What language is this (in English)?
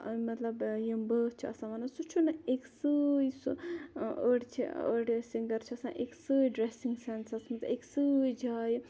Kashmiri